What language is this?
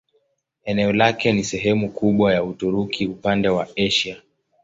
Swahili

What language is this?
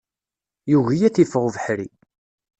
Kabyle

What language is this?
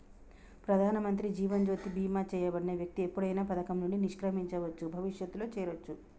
Telugu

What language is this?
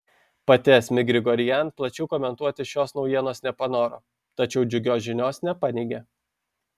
Lithuanian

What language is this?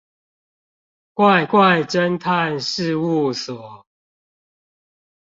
Chinese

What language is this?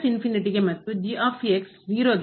Kannada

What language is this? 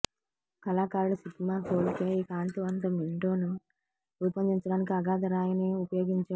Telugu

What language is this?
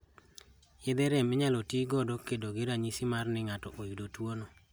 Luo (Kenya and Tanzania)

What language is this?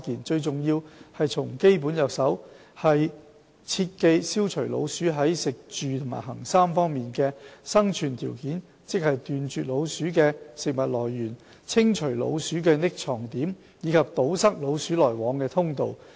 Cantonese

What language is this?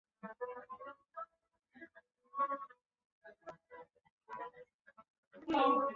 Chinese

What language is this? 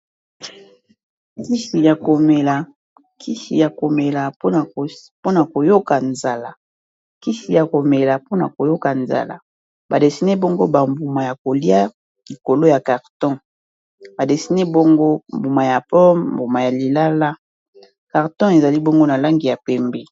Lingala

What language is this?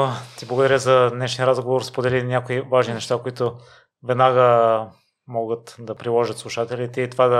Bulgarian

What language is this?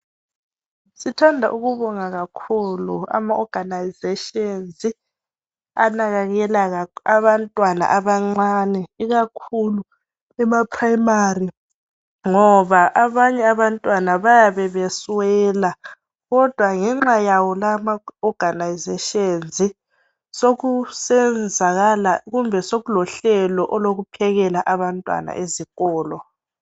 North Ndebele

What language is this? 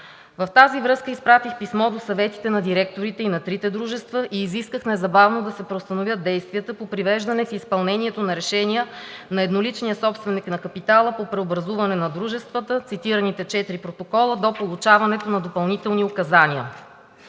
Bulgarian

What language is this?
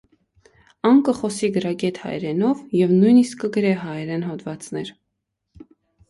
Armenian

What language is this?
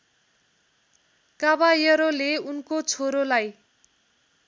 Nepali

